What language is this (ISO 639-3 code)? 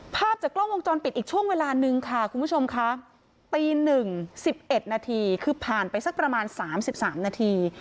tha